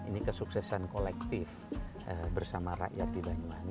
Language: Indonesian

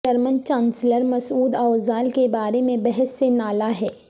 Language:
Urdu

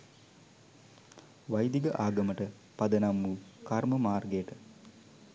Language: Sinhala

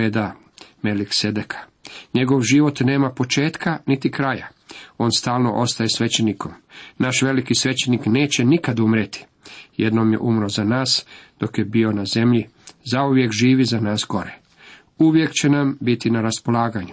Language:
Croatian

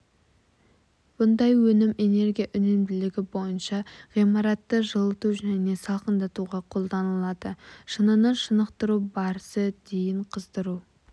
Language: Kazakh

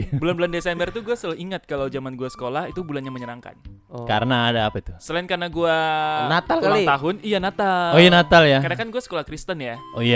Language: Indonesian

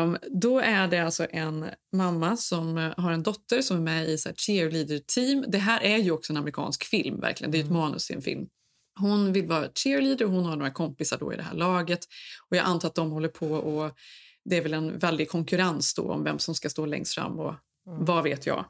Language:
Swedish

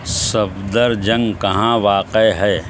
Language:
Urdu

